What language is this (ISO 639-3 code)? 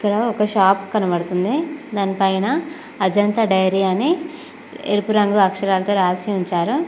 tel